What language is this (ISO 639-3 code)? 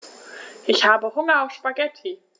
deu